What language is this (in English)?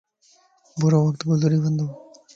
Lasi